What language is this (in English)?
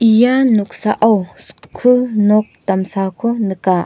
Garo